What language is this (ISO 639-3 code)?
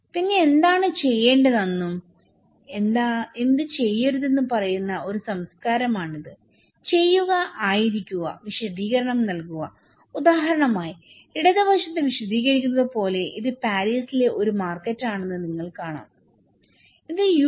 mal